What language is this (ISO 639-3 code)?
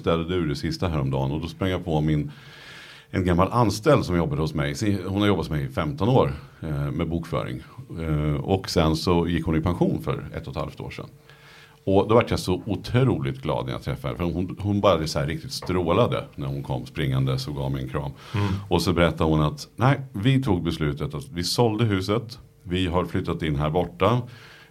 swe